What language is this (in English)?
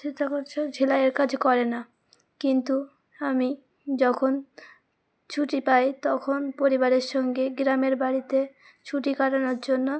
Bangla